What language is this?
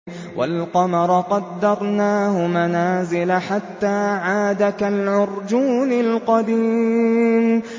Arabic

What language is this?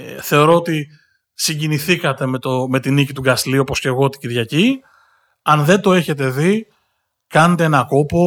Greek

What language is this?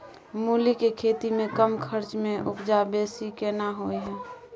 Maithili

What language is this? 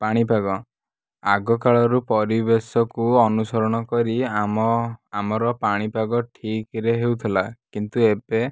Odia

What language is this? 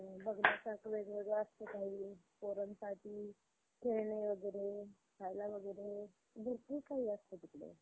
Marathi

